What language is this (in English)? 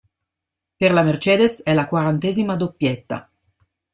Italian